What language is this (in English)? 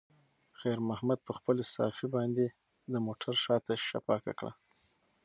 Pashto